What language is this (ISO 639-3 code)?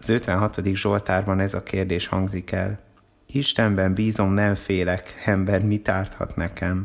hun